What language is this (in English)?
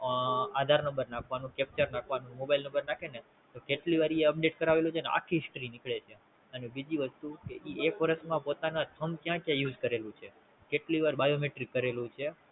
Gujarati